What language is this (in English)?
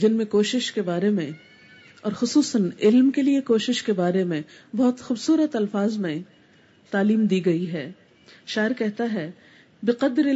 Urdu